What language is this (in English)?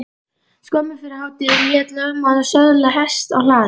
Icelandic